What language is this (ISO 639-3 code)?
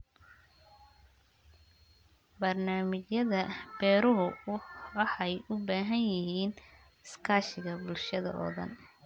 som